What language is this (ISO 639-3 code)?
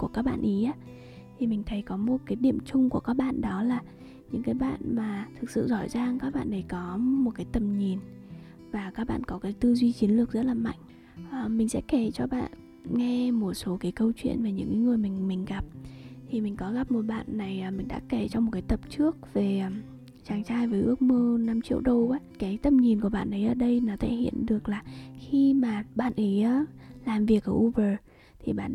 vie